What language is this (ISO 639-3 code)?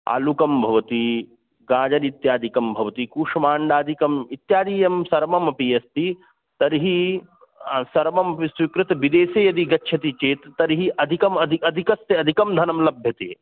san